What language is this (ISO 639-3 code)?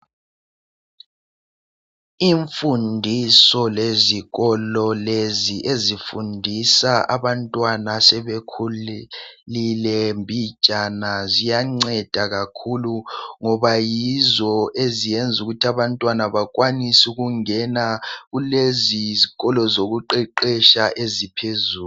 nde